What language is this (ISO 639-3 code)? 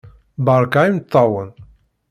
kab